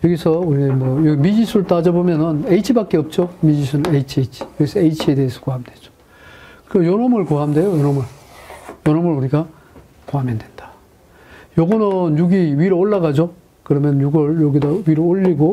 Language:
Korean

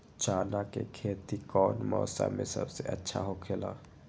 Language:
Magahi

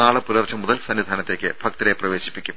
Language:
Malayalam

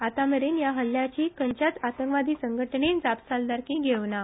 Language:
Konkani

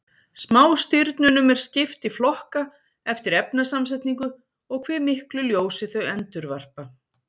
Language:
Icelandic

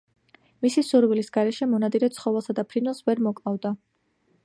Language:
Georgian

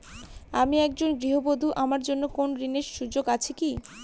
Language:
Bangla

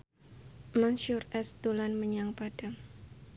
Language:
Javanese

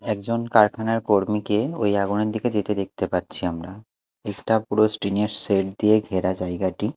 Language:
Bangla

